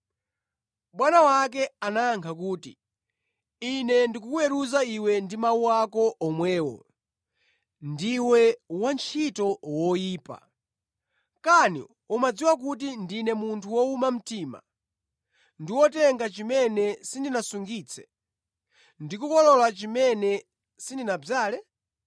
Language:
Nyanja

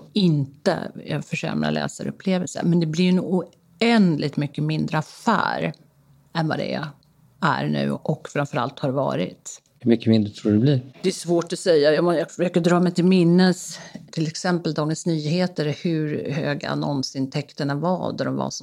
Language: Swedish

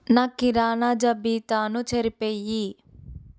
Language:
Telugu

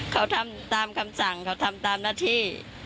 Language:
Thai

